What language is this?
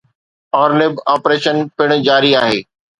Sindhi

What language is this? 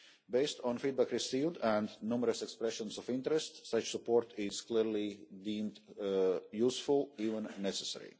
English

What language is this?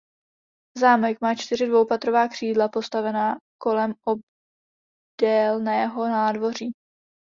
Czech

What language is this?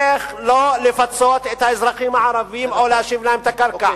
Hebrew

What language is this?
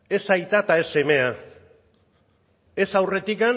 Basque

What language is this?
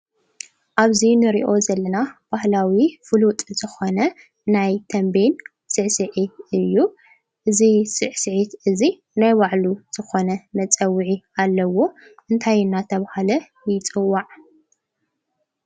Tigrinya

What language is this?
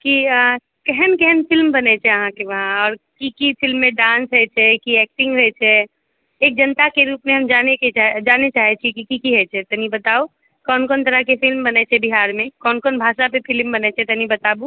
Maithili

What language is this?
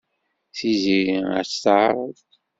Kabyle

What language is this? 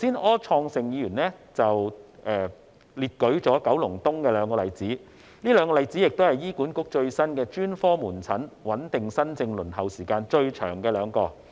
Cantonese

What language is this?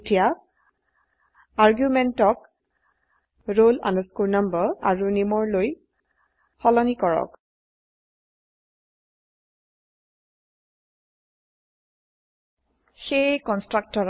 Assamese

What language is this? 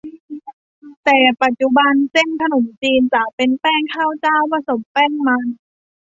Thai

